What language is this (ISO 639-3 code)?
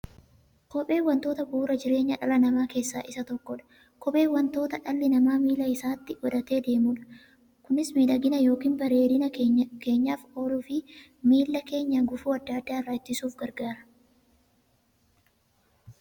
orm